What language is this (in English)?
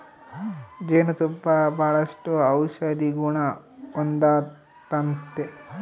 Kannada